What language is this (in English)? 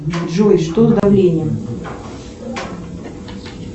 Russian